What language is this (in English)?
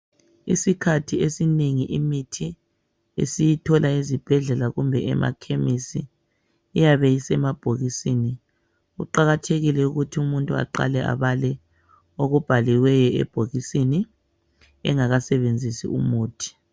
North Ndebele